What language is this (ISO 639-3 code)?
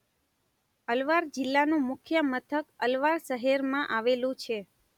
guj